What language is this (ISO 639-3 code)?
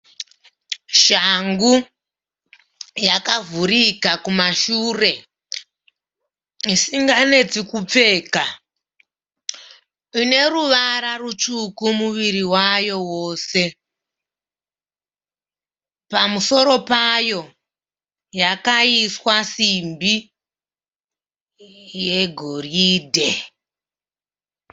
sna